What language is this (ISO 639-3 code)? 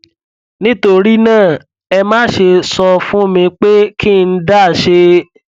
yor